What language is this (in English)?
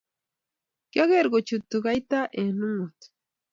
Kalenjin